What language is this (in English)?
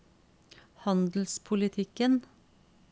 Norwegian